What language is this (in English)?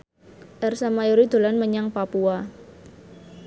Javanese